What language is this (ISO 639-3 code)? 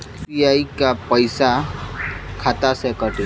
bho